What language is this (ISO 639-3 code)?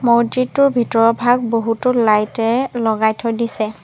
asm